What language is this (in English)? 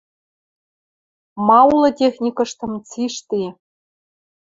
Western Mari